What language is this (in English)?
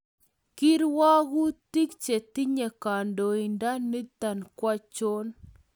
Kalenjin